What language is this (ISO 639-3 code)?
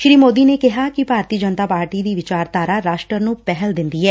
pan